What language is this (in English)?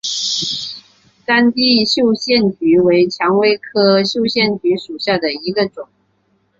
Chinese